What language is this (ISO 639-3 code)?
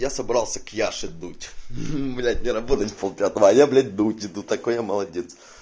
rus